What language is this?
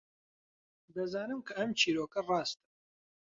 Central Kurdish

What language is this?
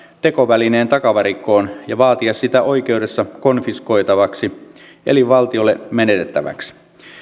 Finnish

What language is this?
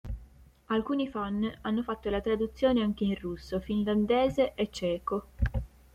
Italian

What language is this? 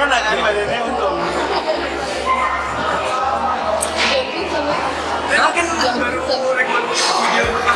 Indonesian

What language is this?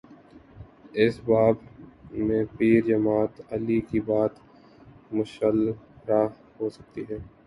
Urdu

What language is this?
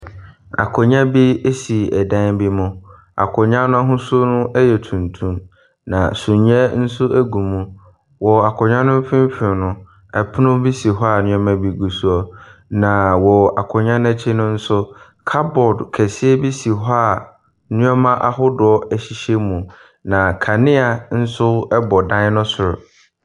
Akan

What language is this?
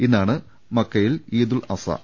Malayalam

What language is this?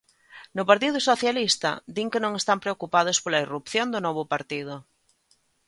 Galician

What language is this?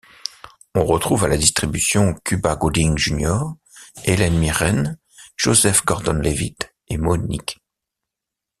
French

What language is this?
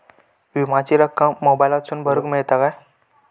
Marathi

